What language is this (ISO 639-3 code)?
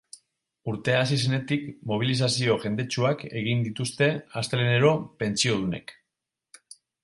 eus